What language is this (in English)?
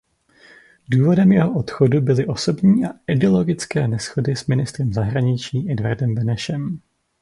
Czech